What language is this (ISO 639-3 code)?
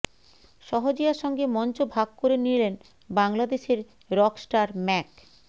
ben